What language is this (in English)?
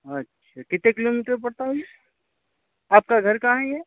Urdu